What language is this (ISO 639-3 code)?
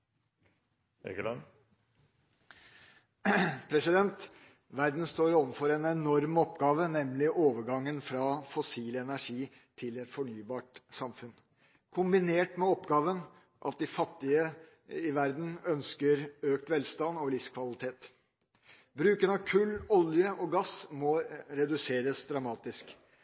nor